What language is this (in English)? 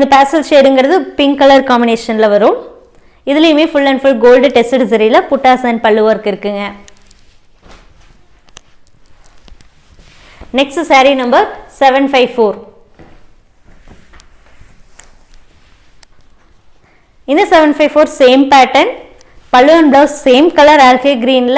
Tamil